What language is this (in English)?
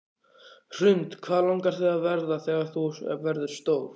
Icelandic